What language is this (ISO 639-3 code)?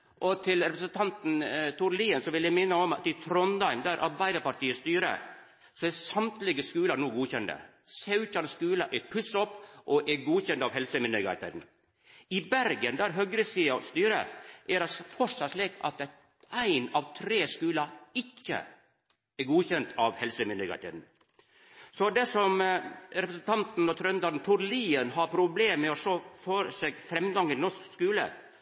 nno